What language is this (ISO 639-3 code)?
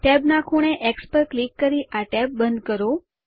guj